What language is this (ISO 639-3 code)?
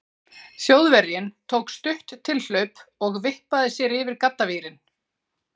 isl